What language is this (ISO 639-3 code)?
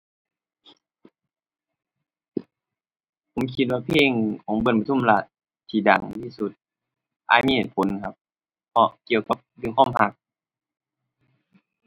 tha